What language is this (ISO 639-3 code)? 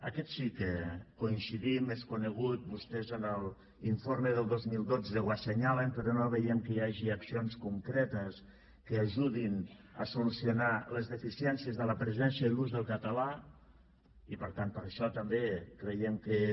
cat